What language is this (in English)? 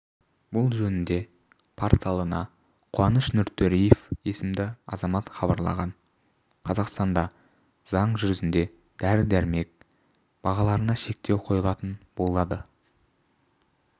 Kazakh